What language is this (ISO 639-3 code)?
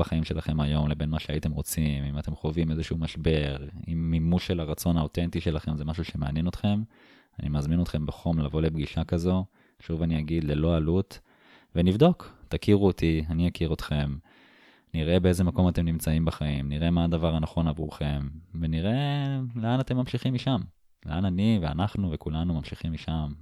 heb